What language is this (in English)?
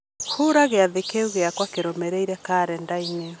Kikuyu